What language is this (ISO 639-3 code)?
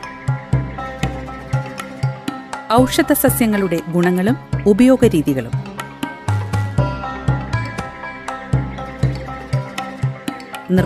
mal